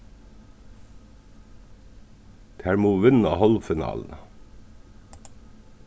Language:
Faroese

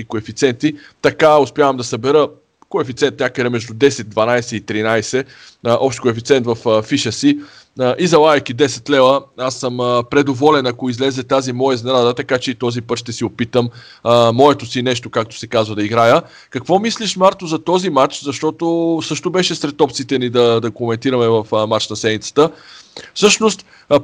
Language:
Bulgarian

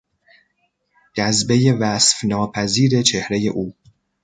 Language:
Persian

